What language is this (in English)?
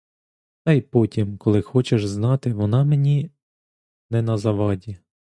Ukrainian